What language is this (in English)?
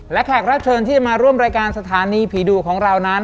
Thai